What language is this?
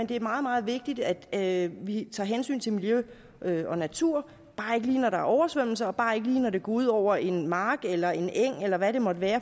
Danish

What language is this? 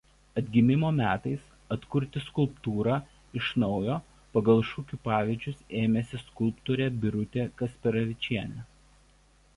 Lithuanian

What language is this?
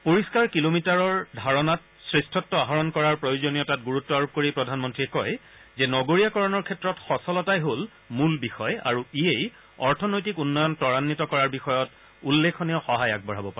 Assamese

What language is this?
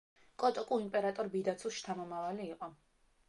Georgian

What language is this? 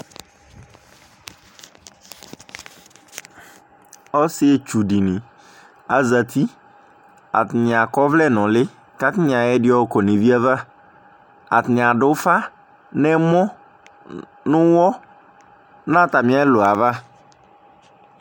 Ikposo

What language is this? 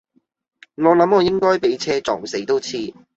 Cantonese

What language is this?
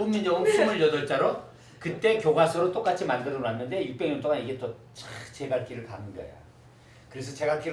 Korean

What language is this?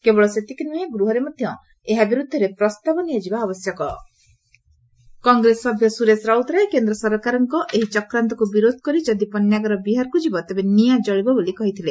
Odia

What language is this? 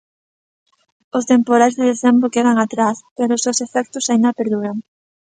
Galician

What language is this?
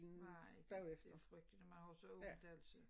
Danish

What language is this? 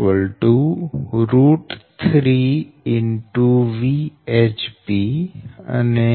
Gujarati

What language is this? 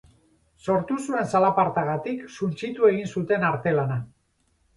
Basque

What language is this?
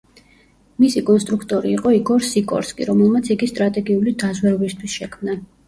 Georgian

